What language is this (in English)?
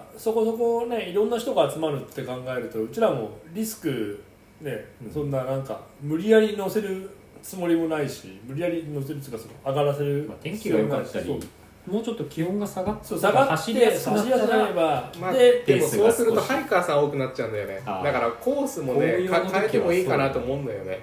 Japanese